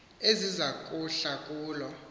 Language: Xhosa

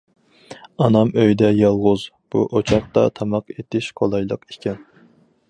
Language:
Uyghur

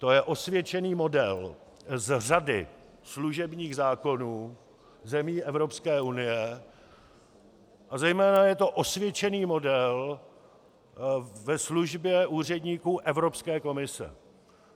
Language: Czech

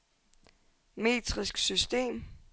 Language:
Danish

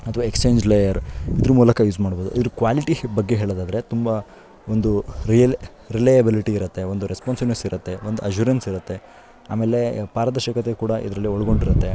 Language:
Kannada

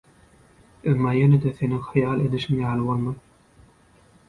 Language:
Turkmen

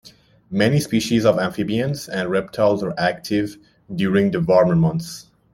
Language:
English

